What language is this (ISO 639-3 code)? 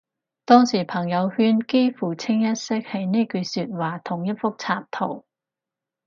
yue